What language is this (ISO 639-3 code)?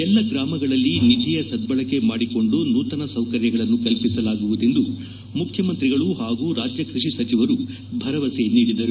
kan